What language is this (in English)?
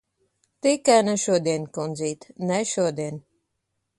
Latvian